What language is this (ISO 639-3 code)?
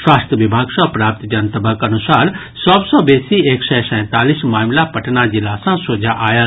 mai